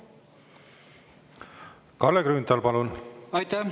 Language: Estonian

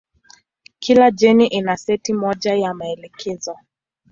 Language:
Swahili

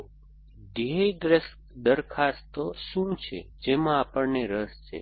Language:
Gujarati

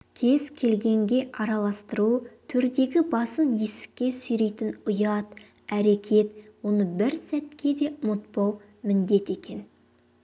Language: Kazakh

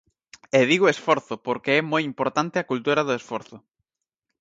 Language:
Galician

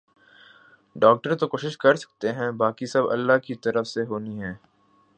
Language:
Urdu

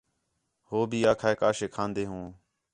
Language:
Khetrani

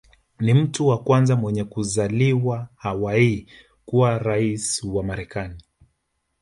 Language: Swahili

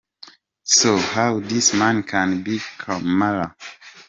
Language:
Kinyarwanda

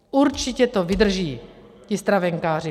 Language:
Czech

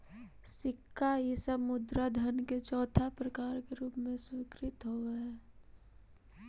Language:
Magahi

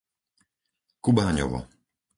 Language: Slovak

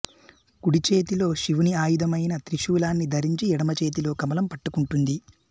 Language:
Telugu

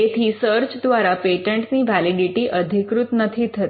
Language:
Gujarati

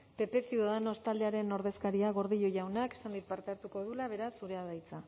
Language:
Basque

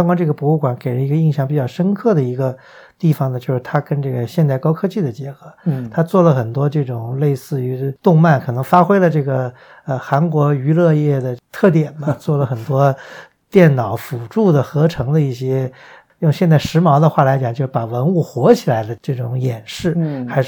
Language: Chinese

